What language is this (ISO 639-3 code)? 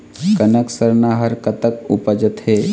hne